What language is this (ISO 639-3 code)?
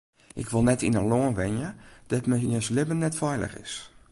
fry